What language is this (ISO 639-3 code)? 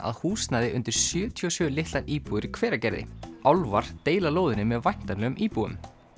isl